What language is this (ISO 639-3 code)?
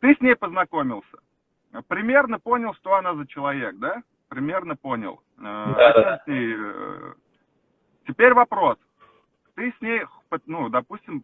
rus